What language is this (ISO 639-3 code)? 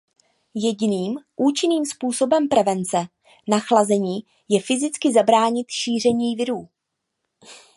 ces